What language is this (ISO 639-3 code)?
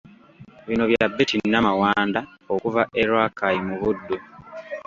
lug